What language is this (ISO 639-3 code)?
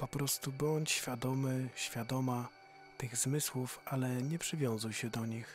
pol